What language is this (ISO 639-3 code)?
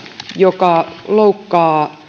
fin